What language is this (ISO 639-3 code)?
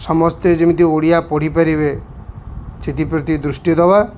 ori